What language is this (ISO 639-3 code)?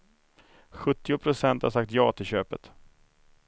swe